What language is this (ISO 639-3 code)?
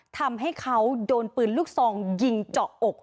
tha